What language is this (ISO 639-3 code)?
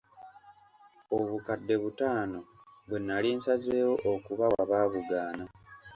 lug